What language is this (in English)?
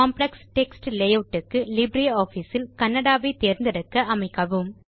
Tamil